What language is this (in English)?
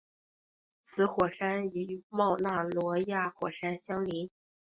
Chinese